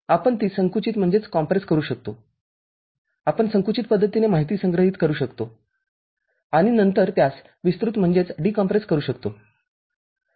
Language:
Marathi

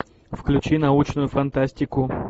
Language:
Russian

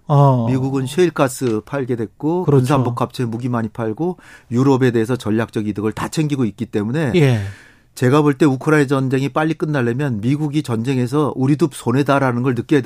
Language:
Korean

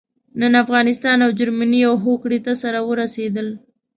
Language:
Pashto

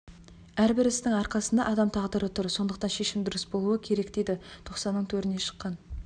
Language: Kazakh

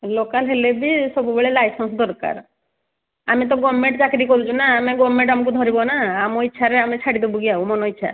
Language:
Odia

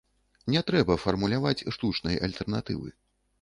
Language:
Belarusian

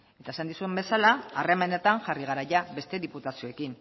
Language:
Basque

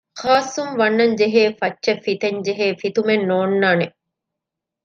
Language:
Divehi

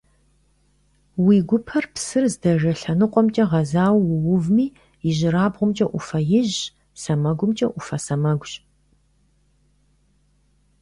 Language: Kabardian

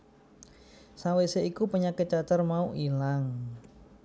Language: Javanese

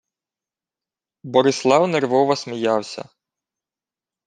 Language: Ukrainian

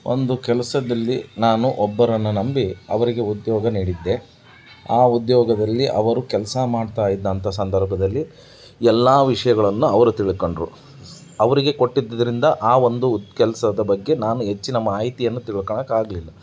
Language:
Kannada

